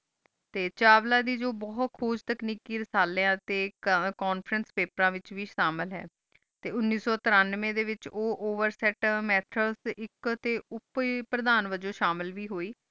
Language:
Punjabi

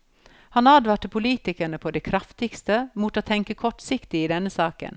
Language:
Norwegian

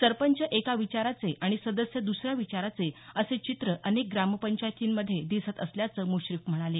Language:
Marathi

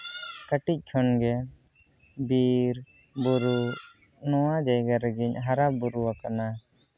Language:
Santali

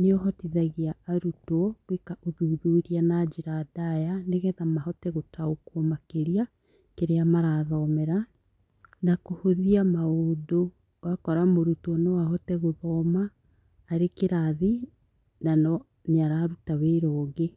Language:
Kikuyu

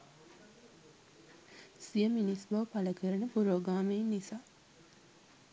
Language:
Sinhala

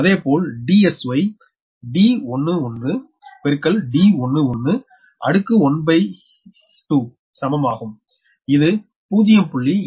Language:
Tamil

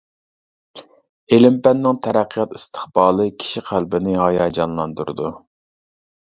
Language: Uyghur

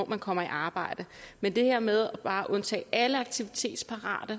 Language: Danish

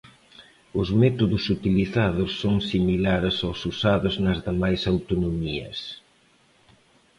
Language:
Galician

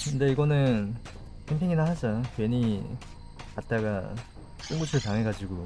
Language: Korean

